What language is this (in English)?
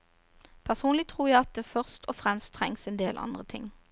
Norwegian